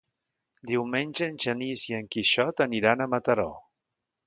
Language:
Catalan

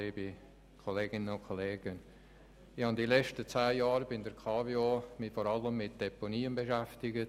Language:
Swiss German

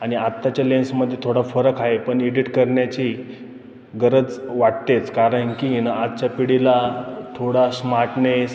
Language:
Marathi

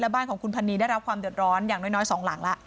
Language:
Thai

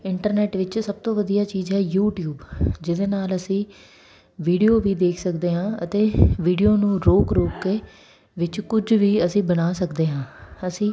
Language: Punjabi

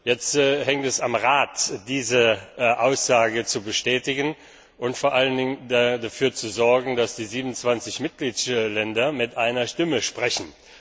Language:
German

